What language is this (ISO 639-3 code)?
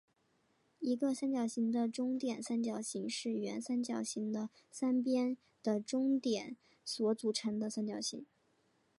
zho